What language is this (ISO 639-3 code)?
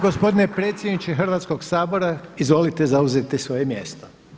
hrv